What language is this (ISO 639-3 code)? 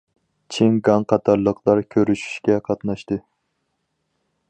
uig